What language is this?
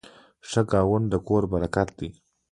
Pashto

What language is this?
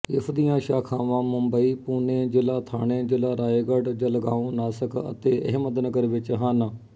Punjabi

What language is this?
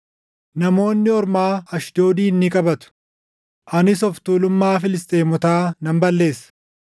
Oromo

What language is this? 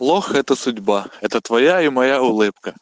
Russian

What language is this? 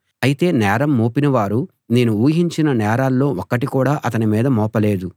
Telugu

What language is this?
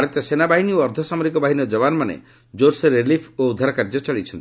Odia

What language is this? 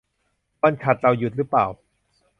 Thai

